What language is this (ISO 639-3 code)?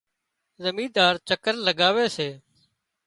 kxp